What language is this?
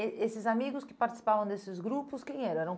Portuguese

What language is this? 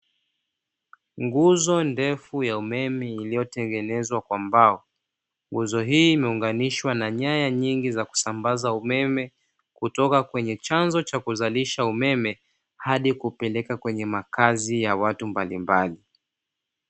Swahili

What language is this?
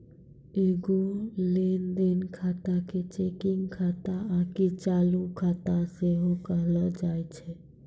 Maithili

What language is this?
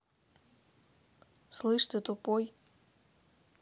Russian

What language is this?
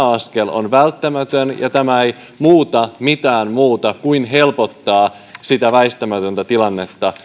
Finnish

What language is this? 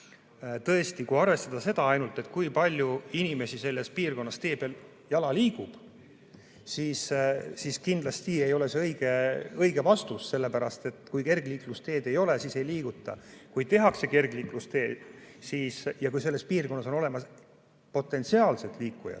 Estonian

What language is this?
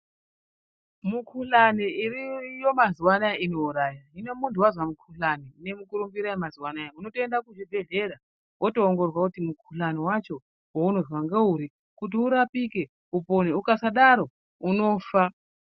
Ndau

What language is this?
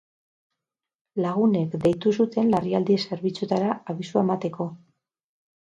Basque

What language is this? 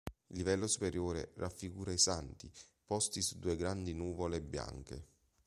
Italian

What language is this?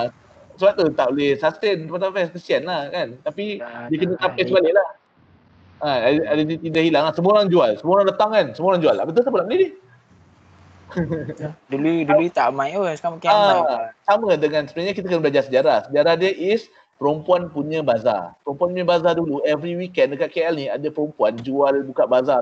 Malay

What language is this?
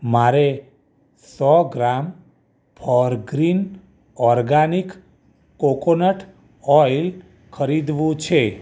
Gujarati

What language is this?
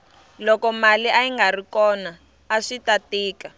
Tsonga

